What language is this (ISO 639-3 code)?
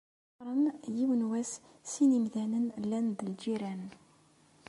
kab